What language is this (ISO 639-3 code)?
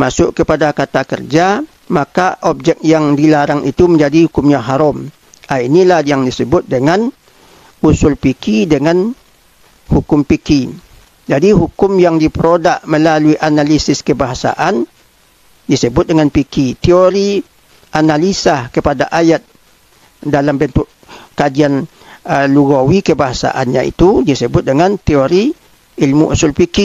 msa